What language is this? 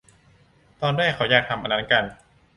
Thai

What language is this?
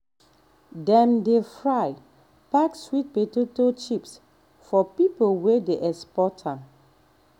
Nigerian Pidgin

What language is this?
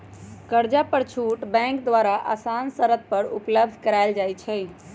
Magahi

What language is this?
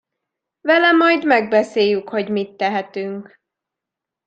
Hungarian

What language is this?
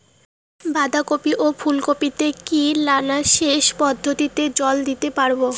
Bangla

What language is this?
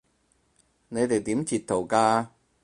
Cantonese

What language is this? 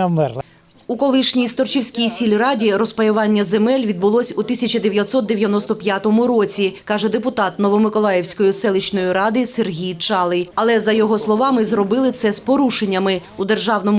Ukrainian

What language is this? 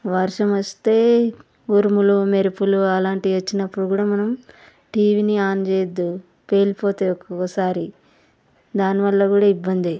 Telugu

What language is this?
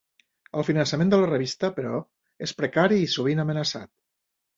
Catalan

